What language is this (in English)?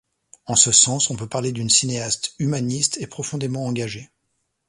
French